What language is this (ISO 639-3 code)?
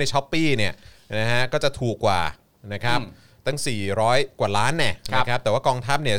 tha